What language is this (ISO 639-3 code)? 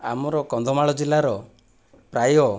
ori